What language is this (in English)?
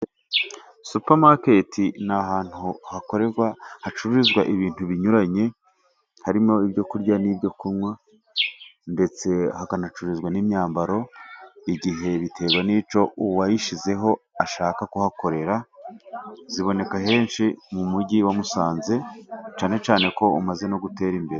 Kinyarwanda